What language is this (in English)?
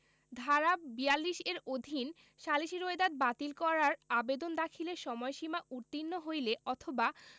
Bangla